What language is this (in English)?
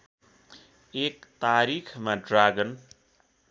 Nepali